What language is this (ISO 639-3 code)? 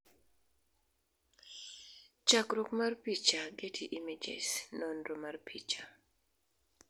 luo